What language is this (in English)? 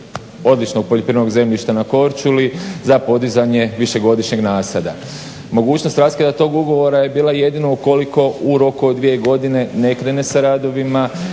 Croatian